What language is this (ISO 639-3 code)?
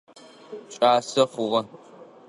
ady